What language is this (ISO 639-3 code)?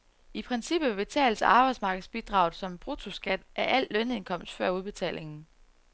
dan